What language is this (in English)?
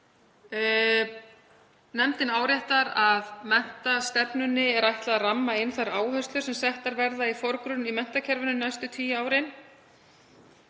Icelandic